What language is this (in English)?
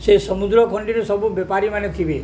Odia